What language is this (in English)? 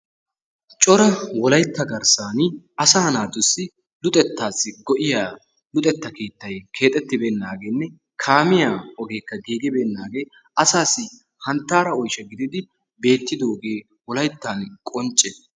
Wolaytta